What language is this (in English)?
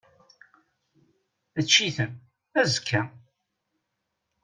Kabyle